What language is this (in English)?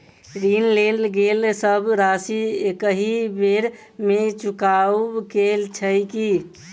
Maithili